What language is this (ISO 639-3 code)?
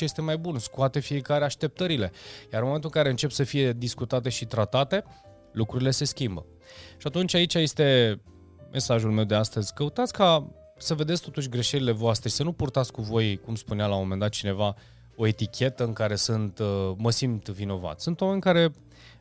ron